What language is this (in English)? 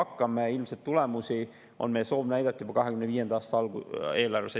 Estonian